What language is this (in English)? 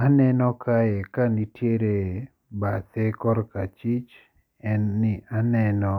Luo (Kenya and Tanzania)